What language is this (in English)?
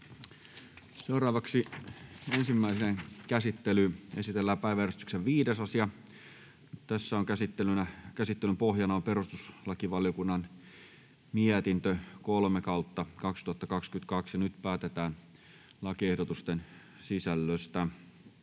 Finnish